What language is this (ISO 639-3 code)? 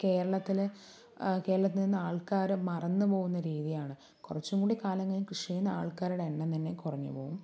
mal